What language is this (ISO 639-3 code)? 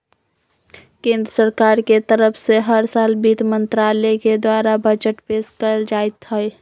mag